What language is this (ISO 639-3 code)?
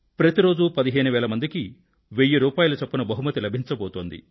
tel